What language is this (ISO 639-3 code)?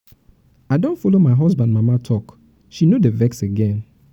pcm